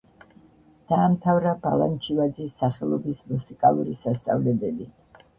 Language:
Georgian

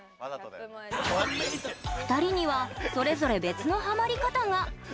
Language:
Japanese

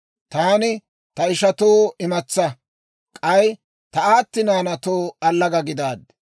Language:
Dawro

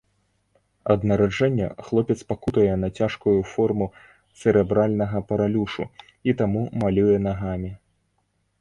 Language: Belarusian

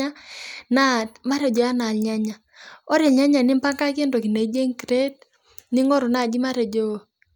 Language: Masai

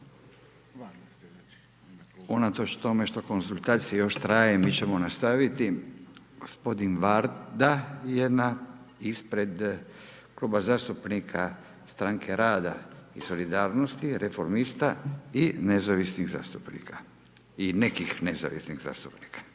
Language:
Croatian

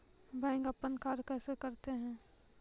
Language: Maithili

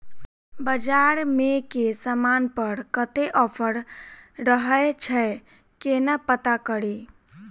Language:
Maithili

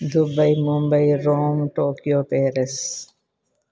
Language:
Sindhi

